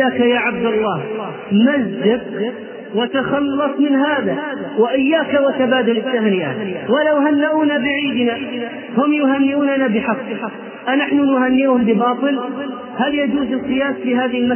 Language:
Arabic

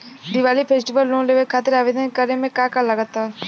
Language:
Bhojpuri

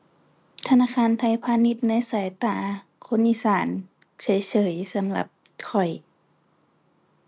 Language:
Thai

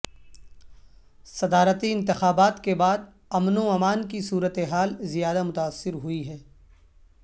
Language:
Urdu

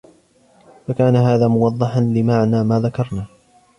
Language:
Arabic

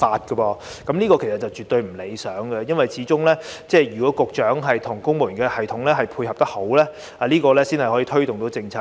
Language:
Cantonese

